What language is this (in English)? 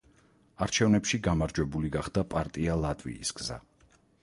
Georgian